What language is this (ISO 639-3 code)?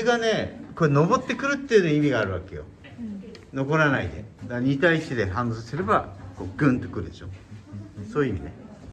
jpn